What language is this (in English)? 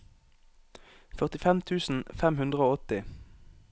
Norwegian